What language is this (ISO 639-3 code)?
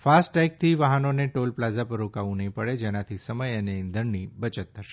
guj